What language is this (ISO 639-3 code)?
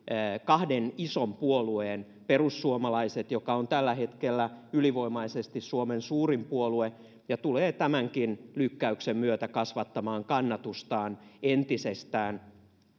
fin